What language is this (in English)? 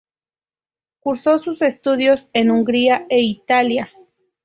Spanish